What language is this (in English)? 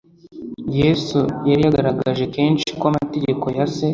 Kinyarwanda